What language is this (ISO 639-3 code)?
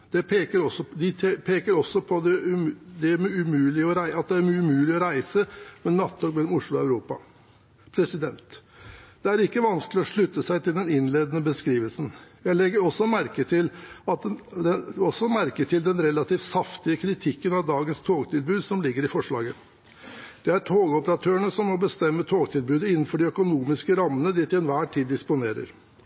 nob